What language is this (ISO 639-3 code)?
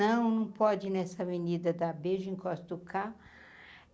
por